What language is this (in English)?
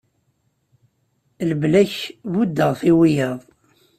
Kabyle